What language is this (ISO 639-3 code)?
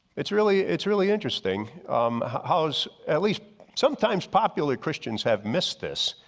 eng